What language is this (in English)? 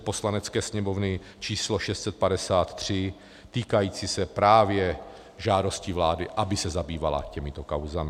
Czech